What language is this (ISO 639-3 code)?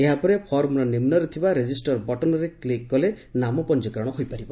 ori